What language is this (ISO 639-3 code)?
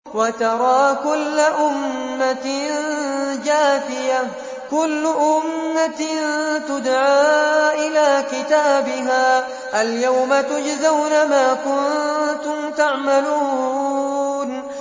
ara